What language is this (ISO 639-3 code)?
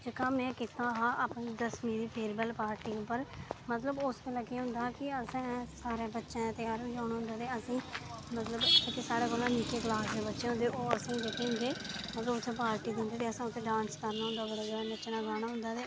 doi